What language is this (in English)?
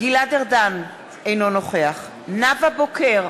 Hebrew